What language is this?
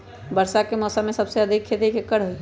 Magahi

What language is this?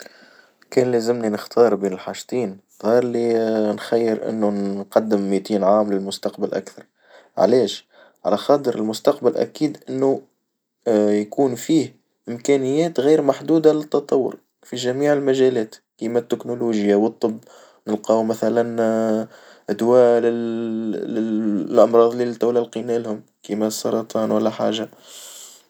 Tunisian Arabic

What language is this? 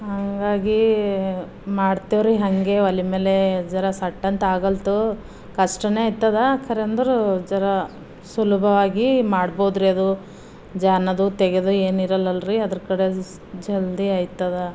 Kannada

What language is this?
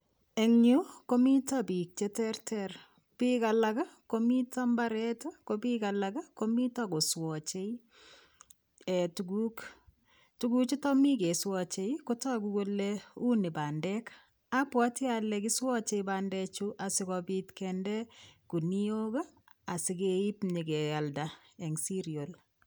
Kalenjin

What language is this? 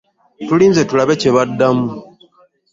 Ganda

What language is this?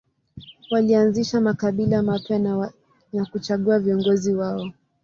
Swahili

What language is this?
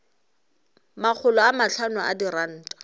Northern Sotho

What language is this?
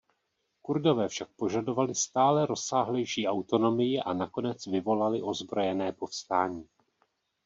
Czech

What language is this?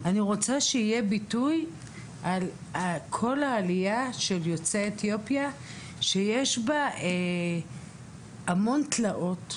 Hebrew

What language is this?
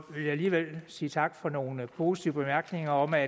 Danish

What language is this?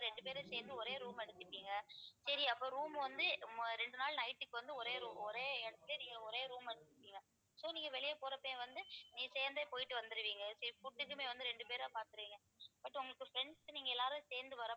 Tamil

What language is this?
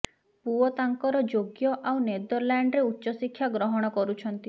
Odia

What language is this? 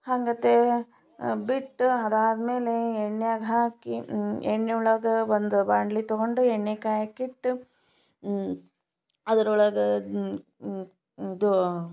Kannada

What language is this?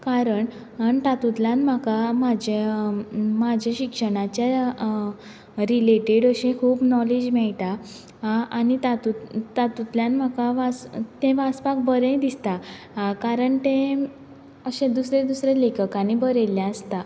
Konkani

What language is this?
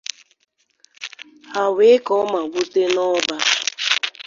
Igbo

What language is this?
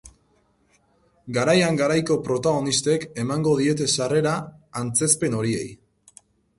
Basque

